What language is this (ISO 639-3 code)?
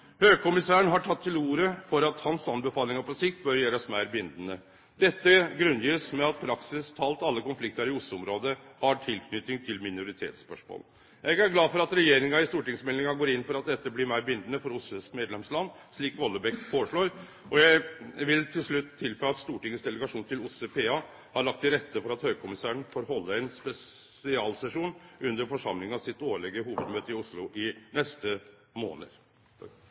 nno